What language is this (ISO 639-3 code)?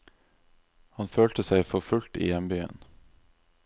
nor